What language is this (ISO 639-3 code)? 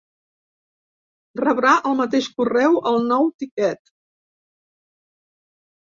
cat